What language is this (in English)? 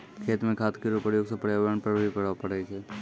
Maithili